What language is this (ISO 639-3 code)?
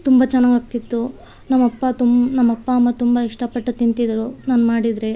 kan